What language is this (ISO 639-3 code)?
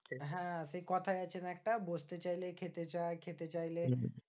ben